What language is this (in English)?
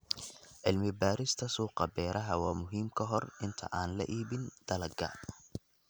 Somali